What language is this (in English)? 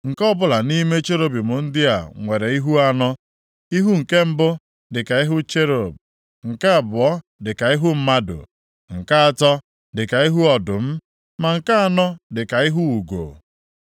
Igbo